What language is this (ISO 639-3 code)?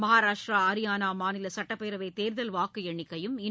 tam